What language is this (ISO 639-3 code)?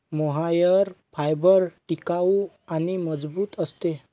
mar